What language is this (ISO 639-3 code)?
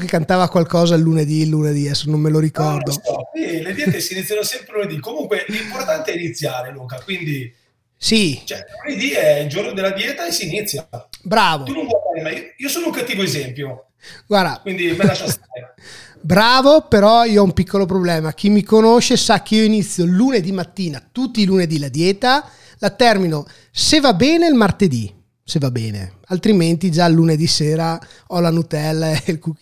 ita